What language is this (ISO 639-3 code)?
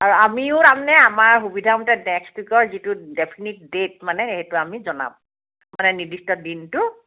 asm